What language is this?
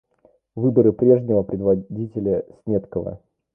Russian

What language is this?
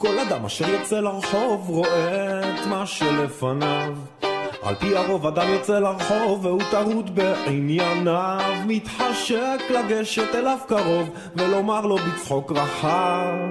Hebrew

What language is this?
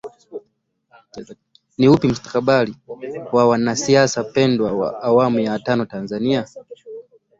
Swahili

